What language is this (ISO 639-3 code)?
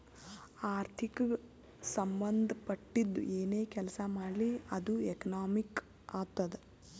kan